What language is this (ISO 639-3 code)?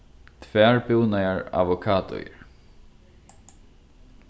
fao